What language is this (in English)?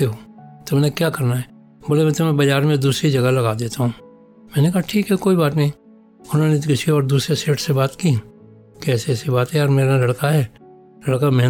Hindi